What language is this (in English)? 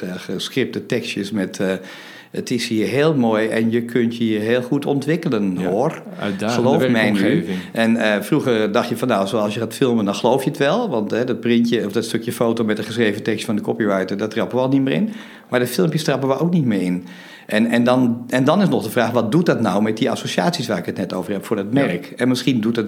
Dutch